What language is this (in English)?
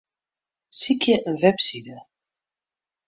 Western Frisian